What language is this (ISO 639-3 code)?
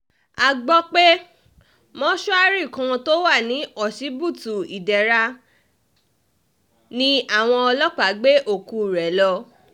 yor